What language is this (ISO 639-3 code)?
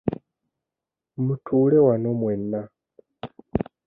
lug